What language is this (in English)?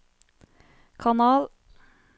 Norwegian